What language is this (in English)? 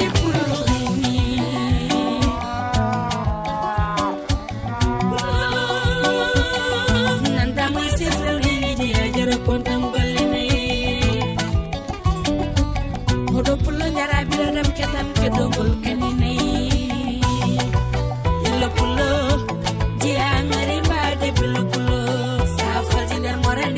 Fula